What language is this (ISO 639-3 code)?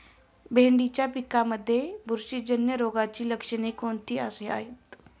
mar